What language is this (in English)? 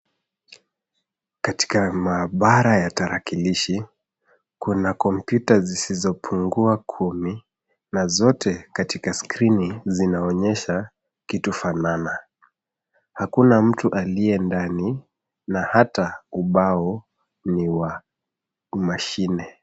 Swahili